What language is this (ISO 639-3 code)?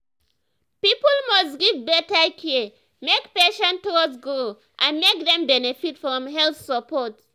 pcm